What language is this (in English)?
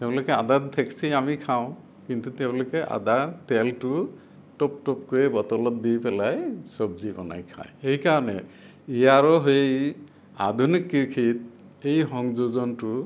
Assamese